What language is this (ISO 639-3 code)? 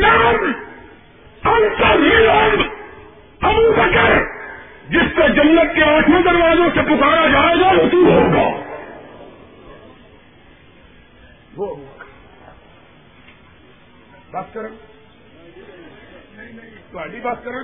urd